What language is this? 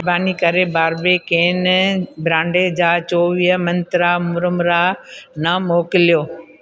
Sindhi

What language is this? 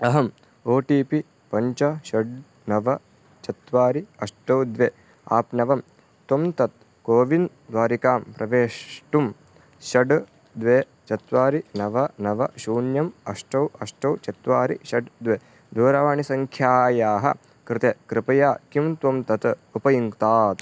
Sanskrit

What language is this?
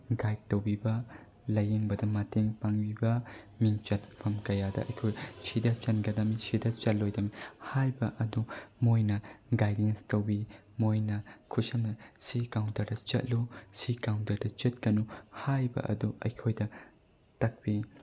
Manipuri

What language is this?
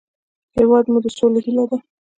Pashto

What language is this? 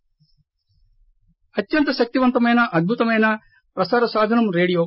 Telugu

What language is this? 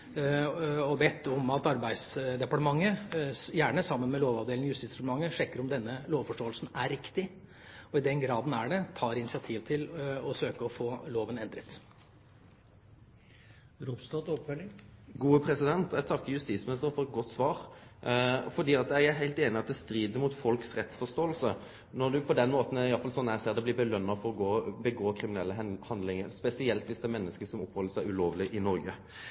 Norwegian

